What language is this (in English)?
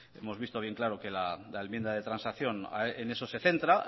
Spanish